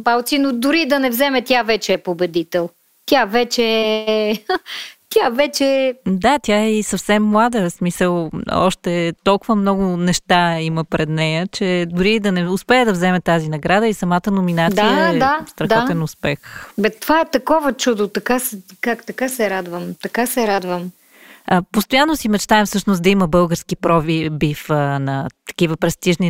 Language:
Bulgarian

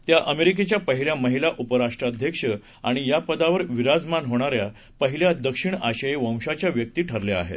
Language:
Marathi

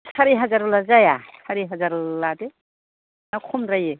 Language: Bodo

